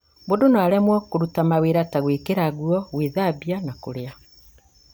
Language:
Kikuyu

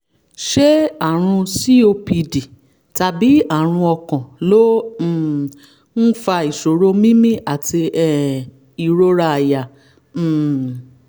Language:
Yoruba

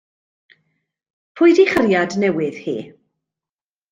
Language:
Welsh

